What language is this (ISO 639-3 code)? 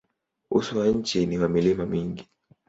swa